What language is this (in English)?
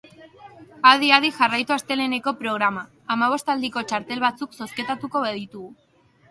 Basque